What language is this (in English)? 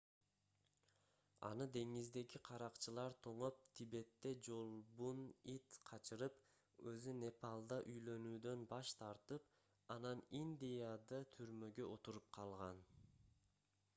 Kyrgyz